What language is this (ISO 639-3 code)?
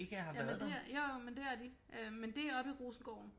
dan